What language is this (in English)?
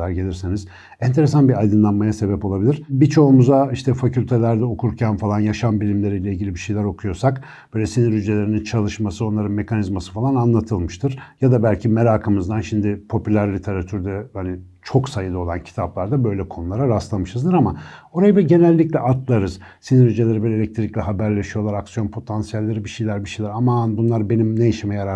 Turkish